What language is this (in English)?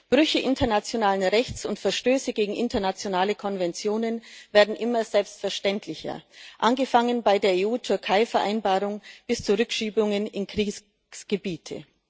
German